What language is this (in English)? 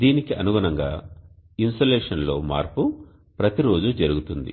Telugu